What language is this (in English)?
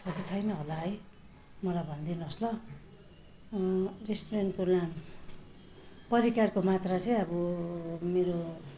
Nepali